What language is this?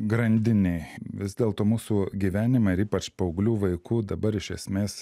Lithuanian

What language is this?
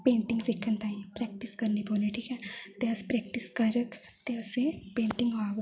Dogri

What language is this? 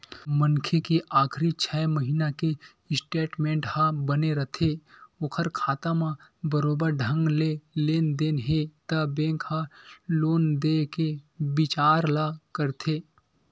Chhattisgarhi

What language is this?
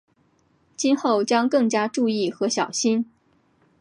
Chinese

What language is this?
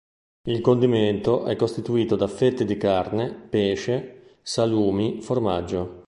Italian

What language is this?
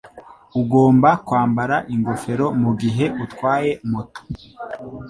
Kinyarwanda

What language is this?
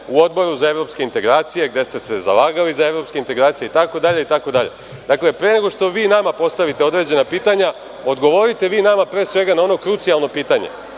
Serbian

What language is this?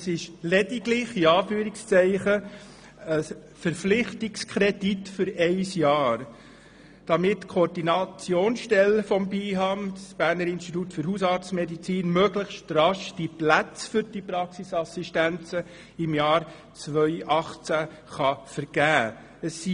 Swiss German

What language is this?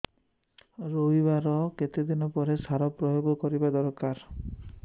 Odia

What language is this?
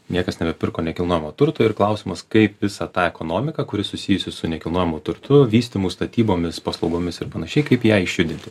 Lithuanian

